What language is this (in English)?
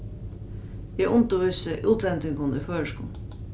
Faroese